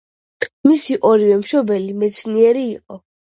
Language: Georgian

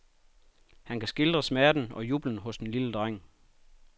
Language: Danish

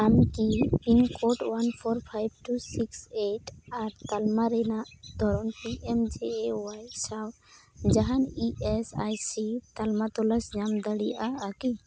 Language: Santali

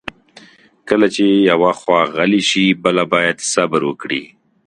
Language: Pashto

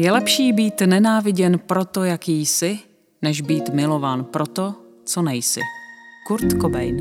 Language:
Czech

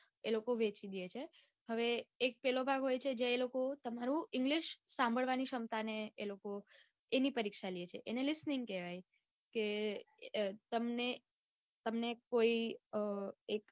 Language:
Gujarati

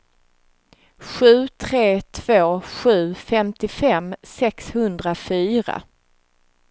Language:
Swedish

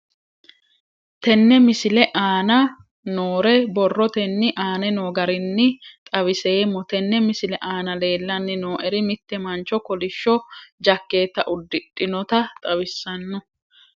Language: Sidamo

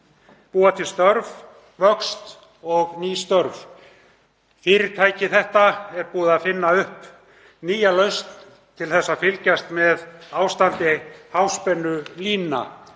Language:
Icelandic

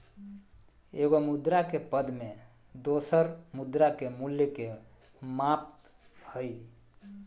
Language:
Magahi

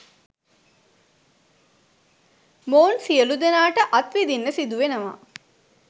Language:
Sinhala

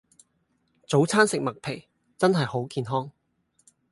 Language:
Cantonese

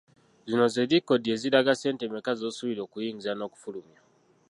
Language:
Ganda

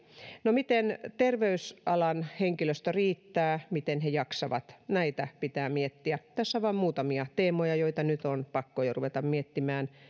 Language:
Finnish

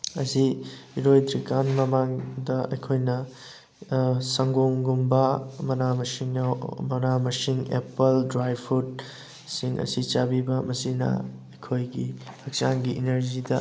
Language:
Manipuri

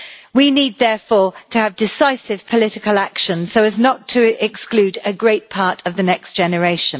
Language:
English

